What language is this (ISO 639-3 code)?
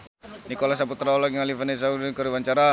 sun